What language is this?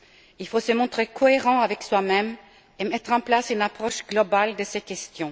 French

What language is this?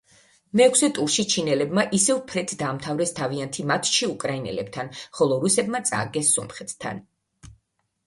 Georgian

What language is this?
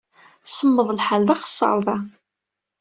Kabyle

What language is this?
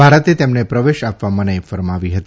Gujarati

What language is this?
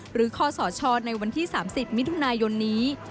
Thai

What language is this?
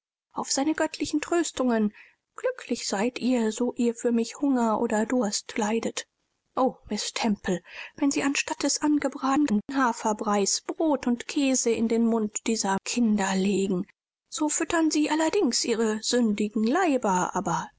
German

